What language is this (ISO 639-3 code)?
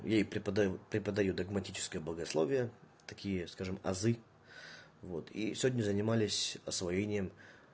rus